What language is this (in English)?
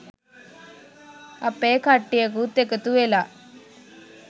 Sinhala